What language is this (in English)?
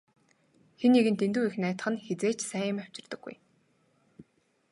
Mongolian